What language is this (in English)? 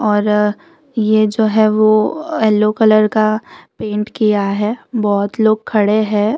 Hindi